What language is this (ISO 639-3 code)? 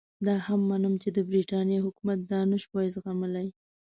pus